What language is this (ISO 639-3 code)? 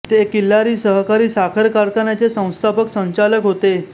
mar